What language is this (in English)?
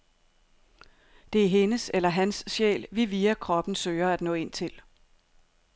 Danish